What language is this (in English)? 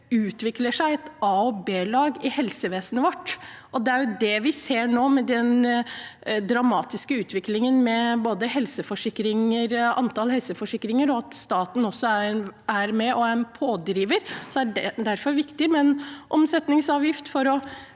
Norwegian